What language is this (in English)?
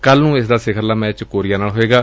Punjabi